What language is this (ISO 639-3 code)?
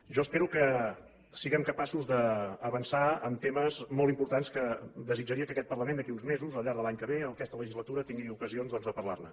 cat